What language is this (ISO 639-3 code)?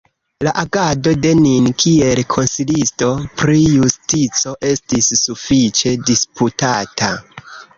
epo